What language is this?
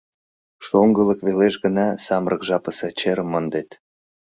Mari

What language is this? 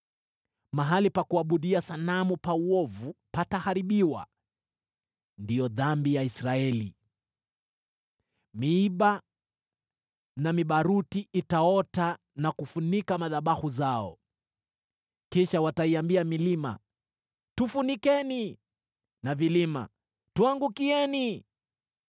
Swahili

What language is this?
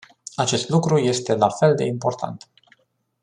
Romanian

